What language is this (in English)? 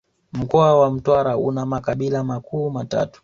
Swahili